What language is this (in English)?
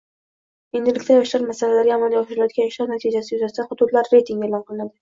Uzbek